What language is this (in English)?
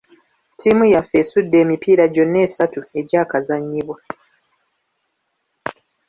Ganda